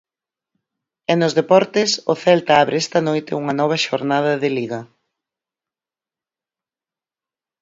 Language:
Galician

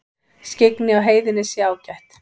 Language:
Icelandic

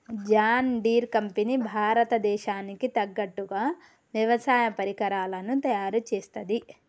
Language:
Telugu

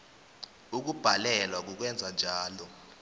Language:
South Ndebele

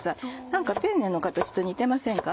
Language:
Japanese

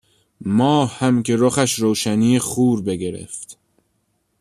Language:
Persian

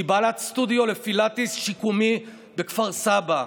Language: Hebrew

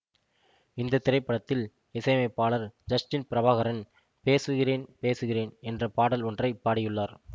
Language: Tamil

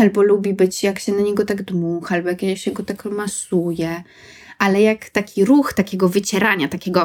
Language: Polish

